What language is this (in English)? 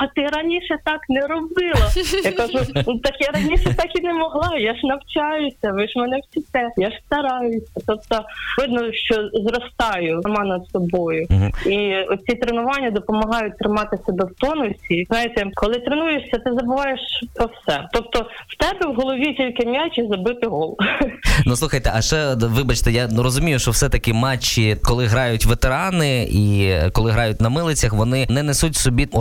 Ukrainian